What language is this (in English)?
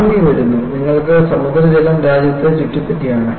Malayalam